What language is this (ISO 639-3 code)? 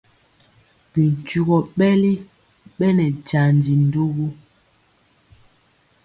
mcx